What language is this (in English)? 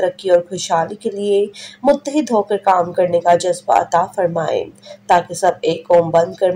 Hindi